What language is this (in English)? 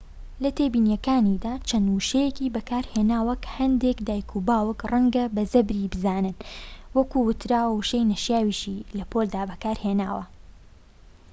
Central Kurdish